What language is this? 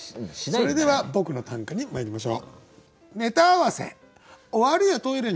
Japanese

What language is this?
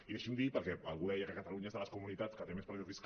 Catalan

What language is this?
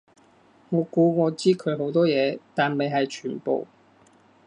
Cantonese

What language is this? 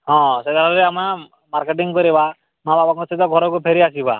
Odia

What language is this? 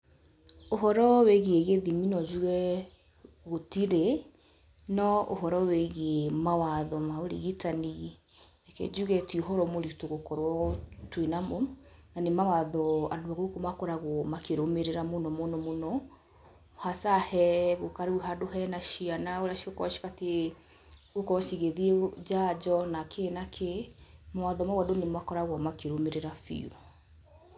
Kikuyu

